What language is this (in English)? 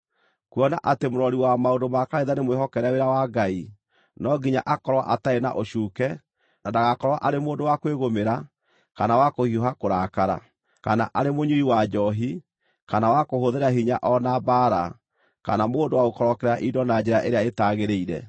Kikuyu